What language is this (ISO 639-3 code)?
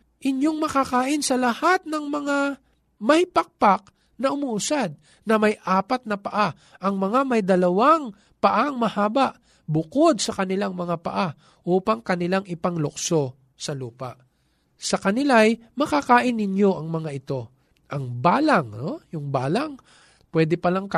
fil